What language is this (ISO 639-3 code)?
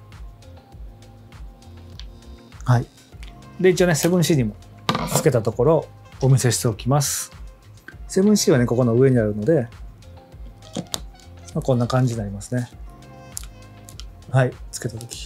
jpn